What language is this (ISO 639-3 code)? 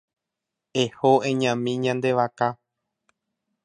grn